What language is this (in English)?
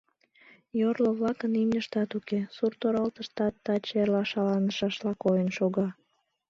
Mari